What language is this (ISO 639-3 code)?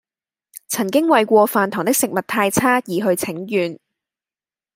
yue